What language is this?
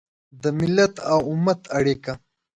Pashto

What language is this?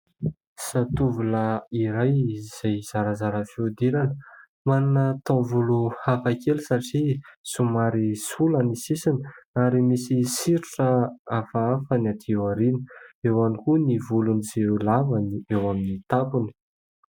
Malagasy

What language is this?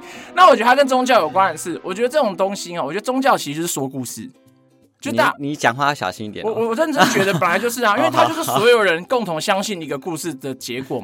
Chinese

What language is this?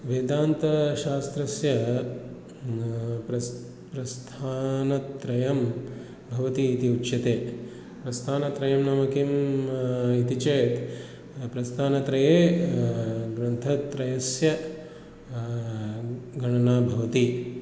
Sanskrit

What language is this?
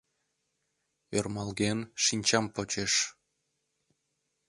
Mari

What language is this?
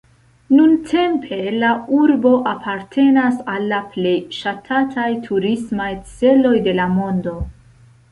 Esperanto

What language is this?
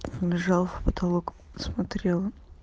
Russian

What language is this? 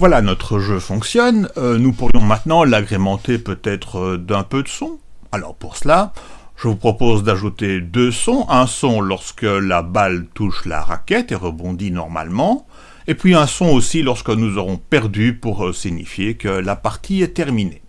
French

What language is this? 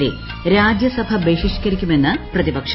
Malayalam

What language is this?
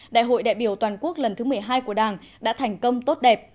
Vietnamese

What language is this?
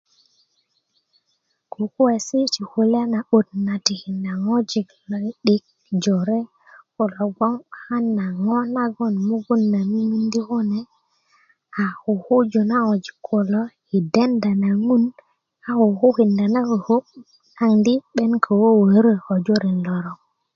Kuku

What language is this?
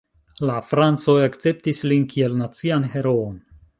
Esperanto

